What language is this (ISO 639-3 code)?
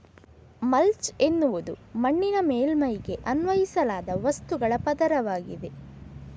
kan